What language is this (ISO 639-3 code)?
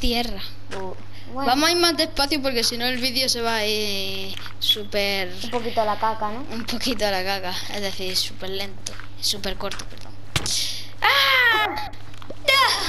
spa